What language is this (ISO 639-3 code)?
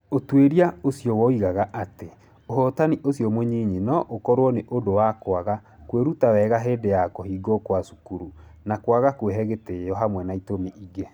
kik